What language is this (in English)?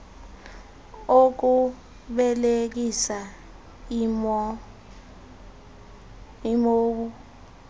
Xhosa